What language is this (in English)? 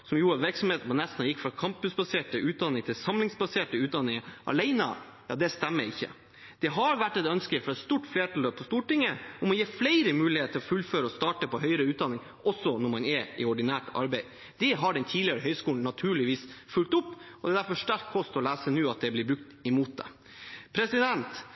Norwegian Bokmål